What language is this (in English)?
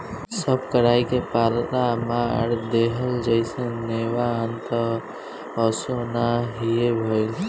Bhojpuri